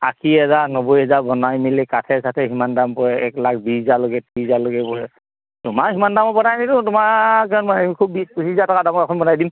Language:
Assamese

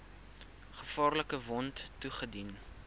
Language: Afrikaans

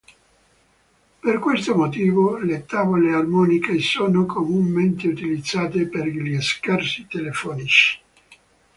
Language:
Italian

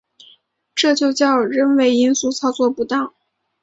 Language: Chinese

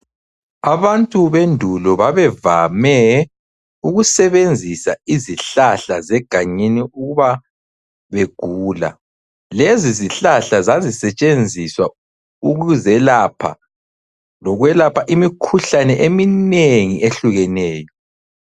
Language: North Ndebele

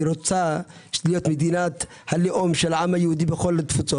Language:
Hebrew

